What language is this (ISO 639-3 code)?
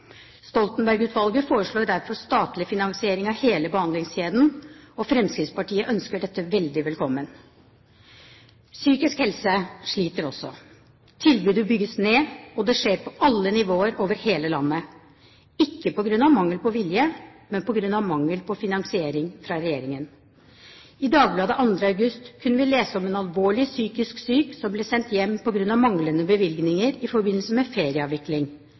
nob